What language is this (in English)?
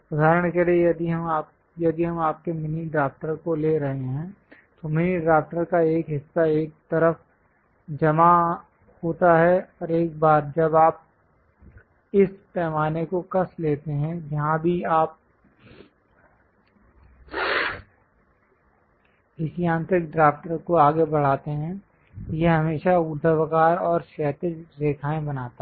Hindi